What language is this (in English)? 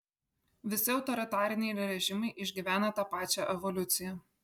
Lithuanian